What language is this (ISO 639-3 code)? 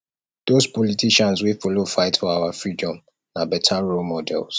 pcm